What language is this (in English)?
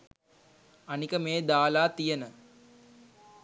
Sinhala